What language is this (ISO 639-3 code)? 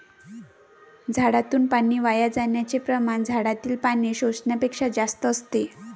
mar